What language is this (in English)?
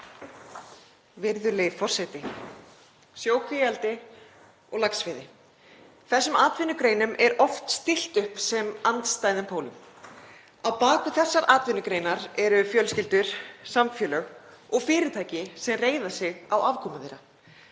Icelandic